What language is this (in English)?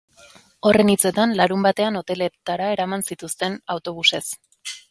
Basque